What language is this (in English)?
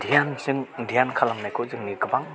Bodo